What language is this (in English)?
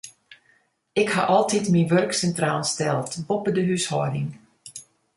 Western Frisian